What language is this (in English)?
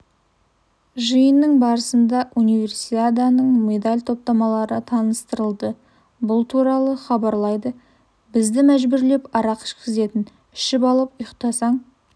Kazakh